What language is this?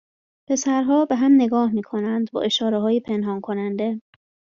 Persian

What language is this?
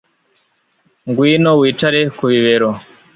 Kinyarwanda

